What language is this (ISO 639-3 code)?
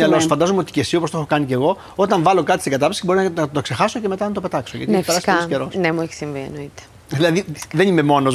ell